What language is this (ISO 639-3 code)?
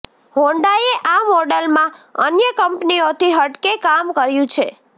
guj